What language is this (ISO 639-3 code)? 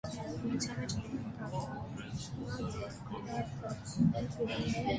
hye